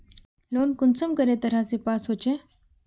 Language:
Magahi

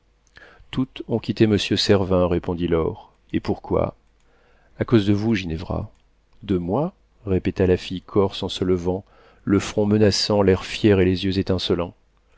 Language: French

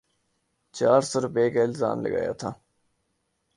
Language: Urdu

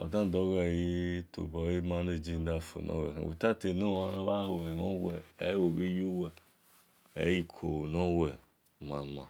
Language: Esan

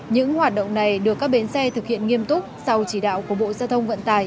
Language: Vietnamese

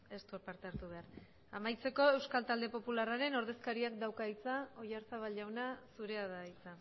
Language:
Basque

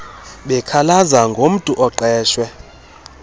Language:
Xhosa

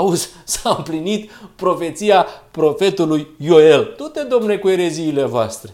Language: Romanian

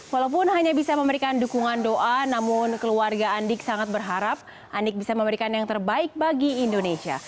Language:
Indonesian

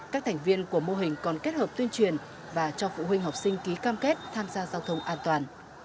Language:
Vietnamese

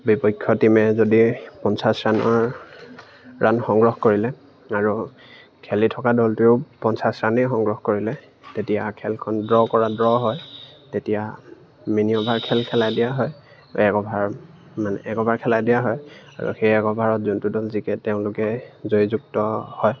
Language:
Assamese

